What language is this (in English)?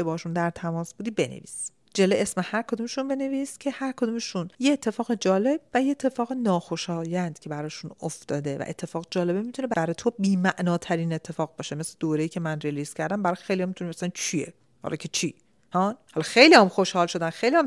Persian